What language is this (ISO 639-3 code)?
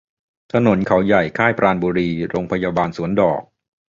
tha